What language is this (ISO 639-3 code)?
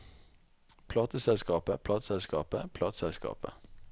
nor